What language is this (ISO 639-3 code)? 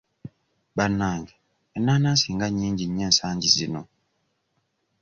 lug